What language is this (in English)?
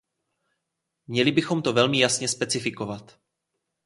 Czech